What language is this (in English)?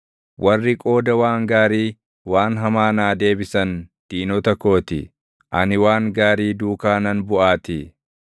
Oromo